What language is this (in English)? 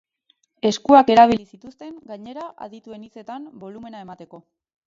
Basque